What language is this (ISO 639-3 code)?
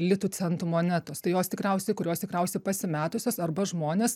lit